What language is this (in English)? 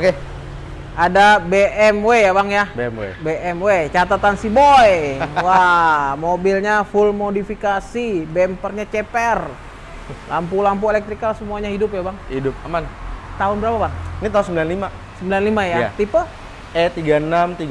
Indonesian